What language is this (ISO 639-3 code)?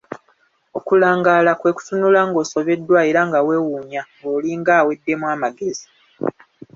lug